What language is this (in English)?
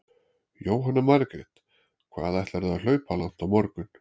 Icelandic